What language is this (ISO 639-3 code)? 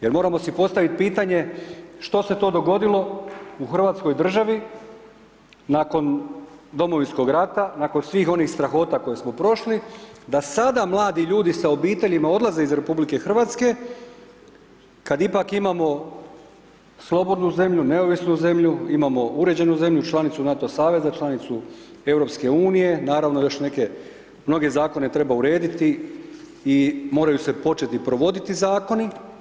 hrv